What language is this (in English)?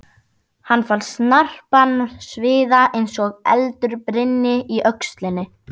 Icelandic